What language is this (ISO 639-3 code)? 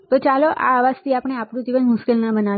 guj